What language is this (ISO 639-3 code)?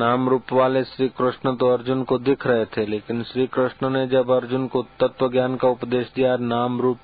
hin